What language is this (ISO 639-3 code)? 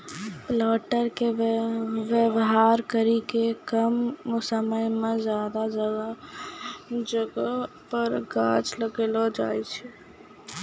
mai